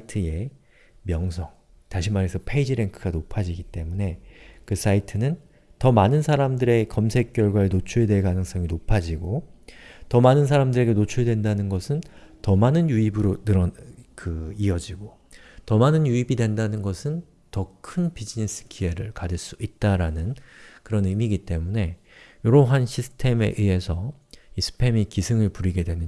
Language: Korean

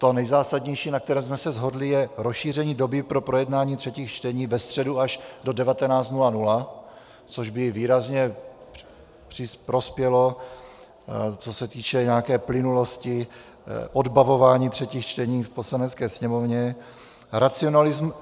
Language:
Czech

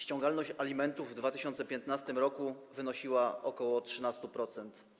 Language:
Polish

